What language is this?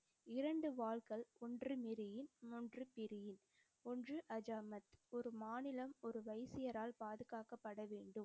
Tamil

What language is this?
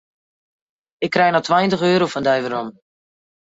Western Frisian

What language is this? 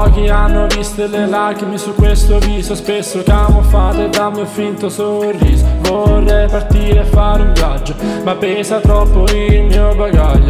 Italian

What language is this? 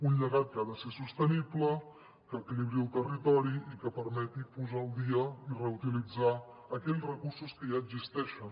Catalan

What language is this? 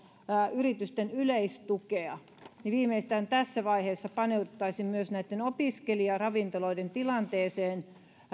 Finnish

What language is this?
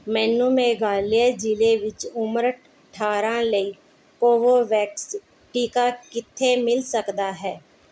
Punjabi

